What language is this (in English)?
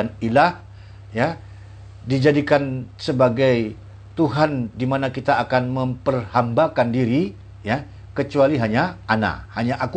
Indonesian